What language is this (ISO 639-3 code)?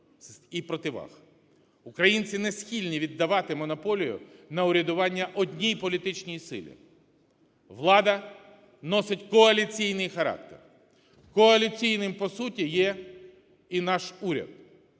ukr